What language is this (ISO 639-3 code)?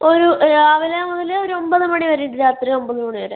mal